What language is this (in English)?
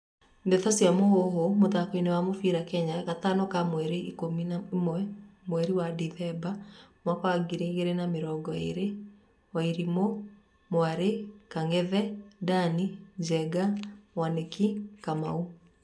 Kikuyu